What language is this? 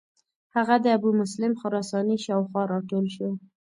Pashto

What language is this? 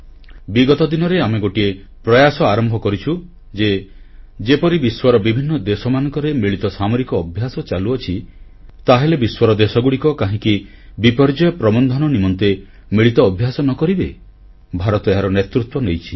Odia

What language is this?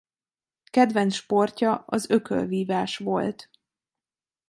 Hungarian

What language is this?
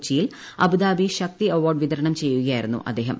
Malayalam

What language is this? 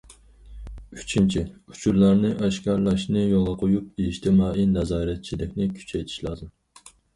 Uyghur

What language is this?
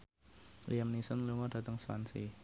Javanese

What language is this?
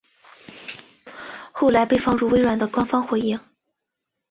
Chinese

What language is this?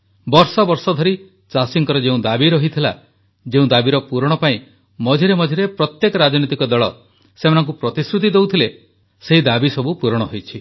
Odia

